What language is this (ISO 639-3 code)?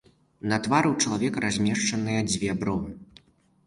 bel